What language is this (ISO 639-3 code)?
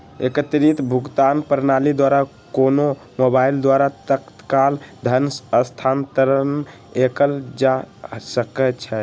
mag